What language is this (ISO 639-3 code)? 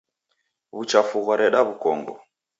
dav